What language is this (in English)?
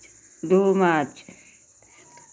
Dogri